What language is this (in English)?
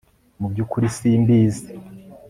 Kinyarwanda